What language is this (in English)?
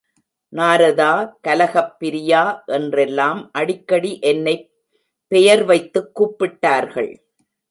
Tamil